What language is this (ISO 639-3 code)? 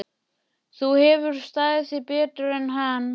isl